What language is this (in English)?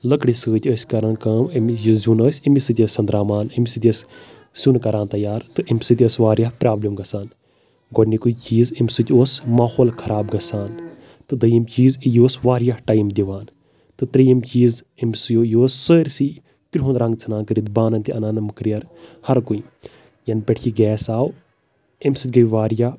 Kashmiri